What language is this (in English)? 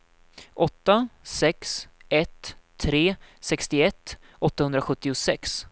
Swedish